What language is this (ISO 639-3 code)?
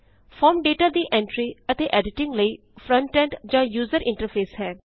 pan